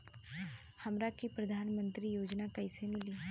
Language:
Bhojpuri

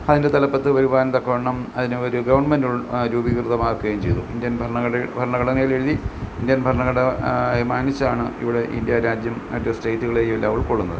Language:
Malayalam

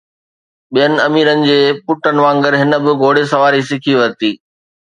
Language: Sindhi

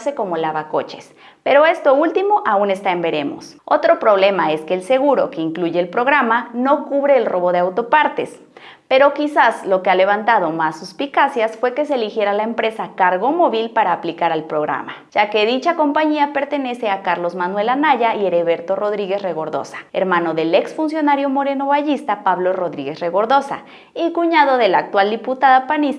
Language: Spanish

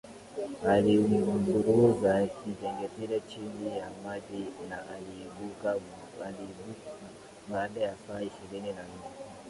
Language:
Swahili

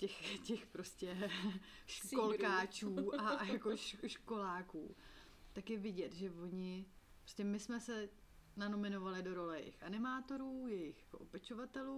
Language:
Czech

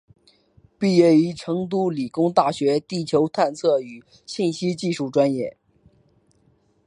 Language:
Chinese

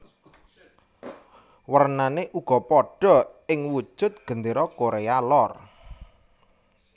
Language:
Javanese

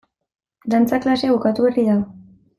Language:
Basque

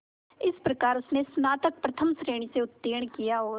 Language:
Hindi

